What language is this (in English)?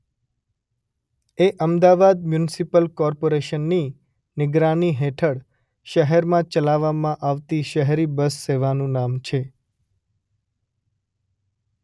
Gujarati